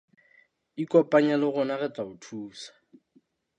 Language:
Southern Sotho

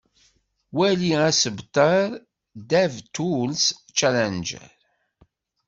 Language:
Kabyle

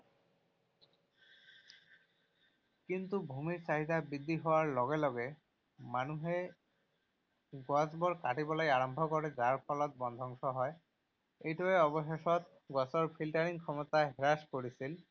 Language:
Assamese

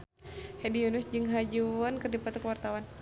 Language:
Sundanese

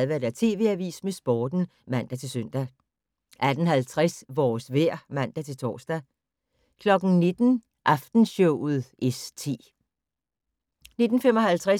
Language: Danish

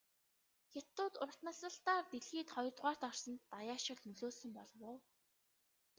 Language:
Mongolian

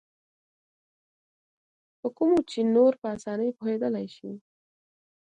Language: Pashto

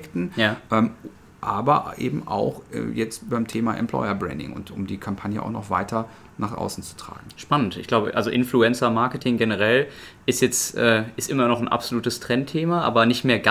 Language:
German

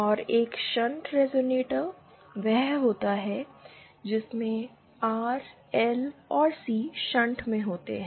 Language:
Hindi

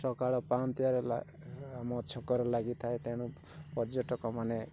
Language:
Odia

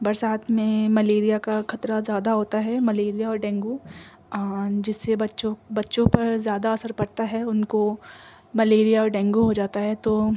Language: Urdu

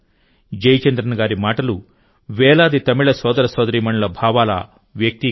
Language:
Telugu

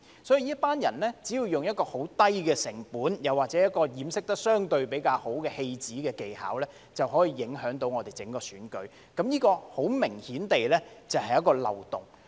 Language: Cantonese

